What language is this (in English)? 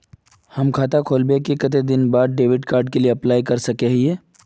Magahi